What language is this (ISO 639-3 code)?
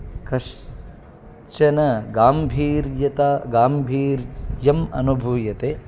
san